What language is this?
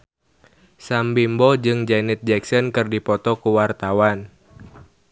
Sundanese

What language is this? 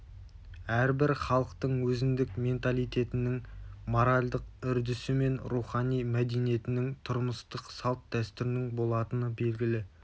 Kazakh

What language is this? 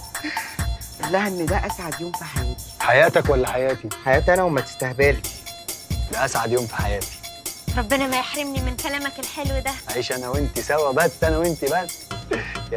Arabic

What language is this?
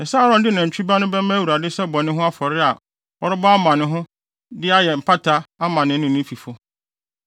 Akan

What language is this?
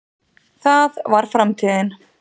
Icelandic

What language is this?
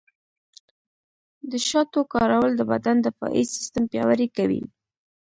Pashto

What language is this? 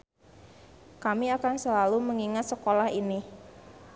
Sundanese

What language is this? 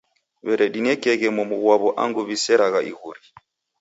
Taita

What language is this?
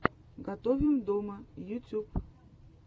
Russian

